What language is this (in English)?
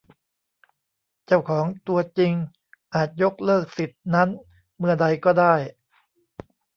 Thai